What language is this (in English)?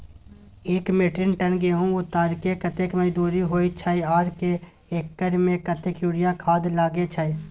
Maithili